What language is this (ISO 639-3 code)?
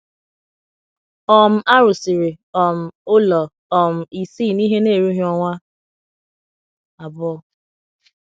ibo